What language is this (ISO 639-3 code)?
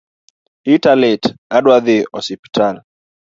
luo